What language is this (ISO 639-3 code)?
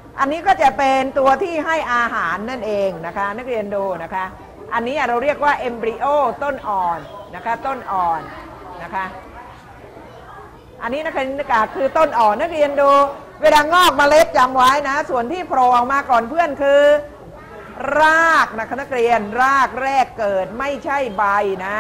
tha